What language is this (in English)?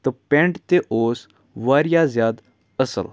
Kashmiri